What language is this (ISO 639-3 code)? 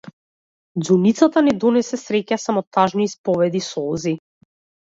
mkd